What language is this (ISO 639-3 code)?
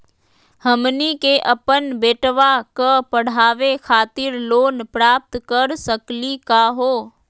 mag